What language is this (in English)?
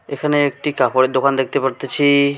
Bangla